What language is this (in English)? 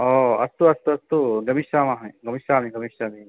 Sanskrit